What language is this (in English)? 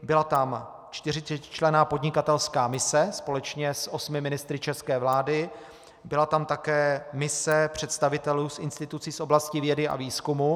Czech